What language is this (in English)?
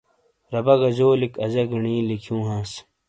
Shina